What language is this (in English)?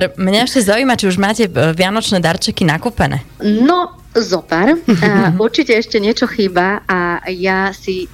Slovak